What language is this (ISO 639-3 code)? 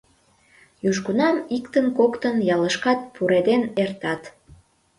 chm